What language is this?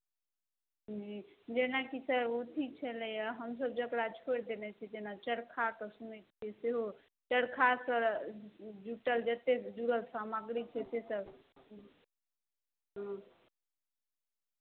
Maithili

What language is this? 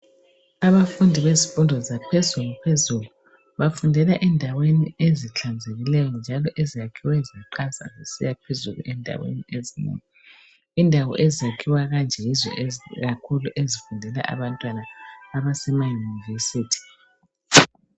North Ndebele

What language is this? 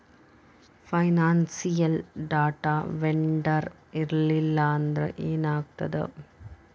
Kannada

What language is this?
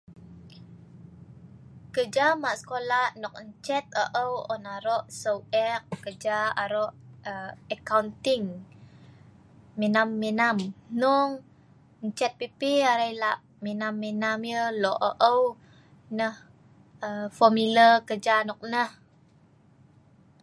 Sa'ban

